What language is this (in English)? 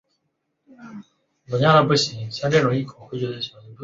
Chinese